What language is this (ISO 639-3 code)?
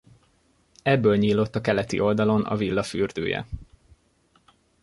hun